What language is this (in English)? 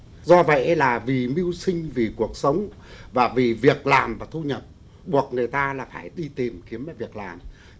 Vietnamese